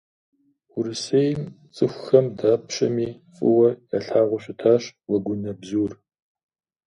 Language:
Kabardian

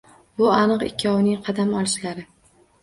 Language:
Uzbek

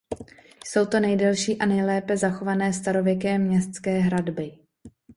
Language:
Czech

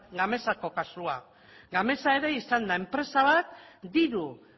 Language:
Basque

